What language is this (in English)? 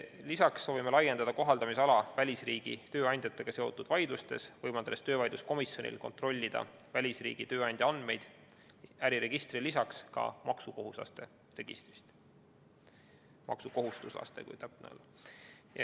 Estonian